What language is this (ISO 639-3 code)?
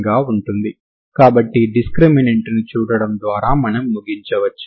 tel